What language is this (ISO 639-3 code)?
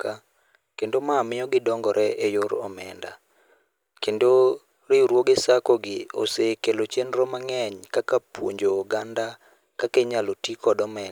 luo